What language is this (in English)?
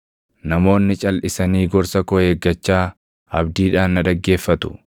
Oromo